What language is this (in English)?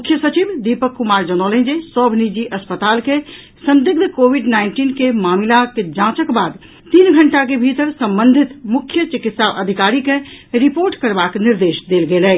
Maithili